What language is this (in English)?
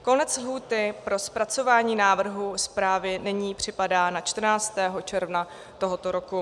Czech